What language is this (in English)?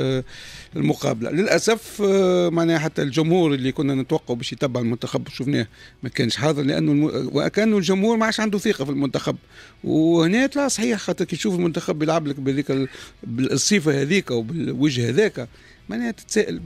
Arabic